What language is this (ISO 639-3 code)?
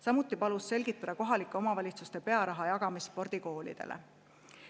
est